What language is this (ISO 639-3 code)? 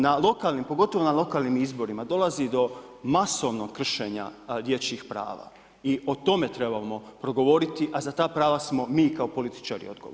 hrv